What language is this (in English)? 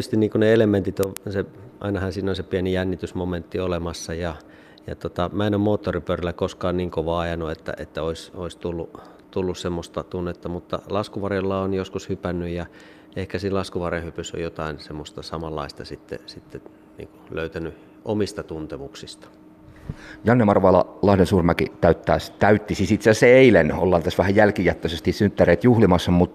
Finnish